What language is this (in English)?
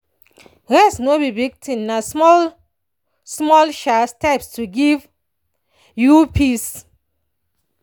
Nigerian Pidgin